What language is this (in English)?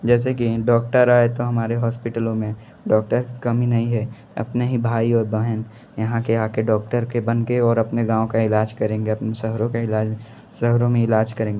Hindi